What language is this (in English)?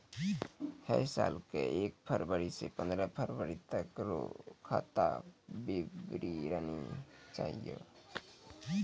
Maithili